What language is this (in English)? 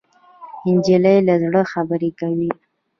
Pashto